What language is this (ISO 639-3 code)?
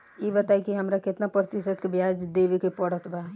bho